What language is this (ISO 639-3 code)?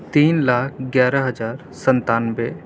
urd